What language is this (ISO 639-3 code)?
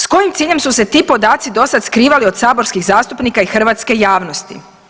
hrv